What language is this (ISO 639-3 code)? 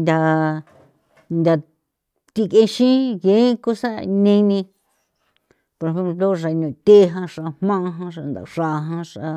pow